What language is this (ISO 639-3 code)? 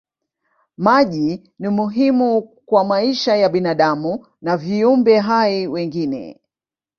swa